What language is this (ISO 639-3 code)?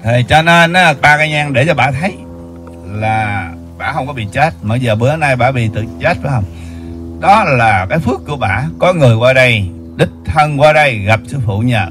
vie